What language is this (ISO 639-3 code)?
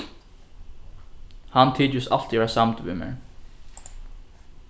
fao